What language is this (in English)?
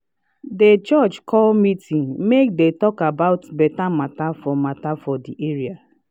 Nigerian Pidgin